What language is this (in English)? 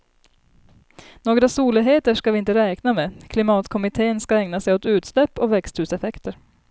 Swedish